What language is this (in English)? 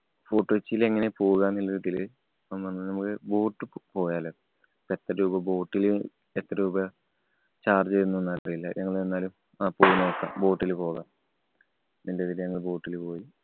Malayalam